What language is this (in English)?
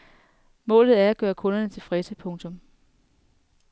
Danish